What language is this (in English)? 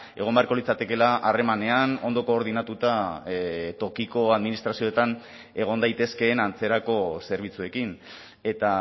Basque